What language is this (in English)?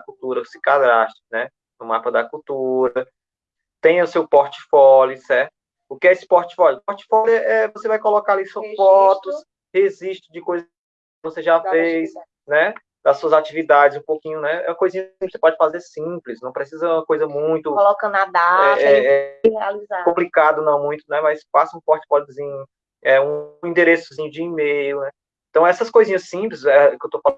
Portuguese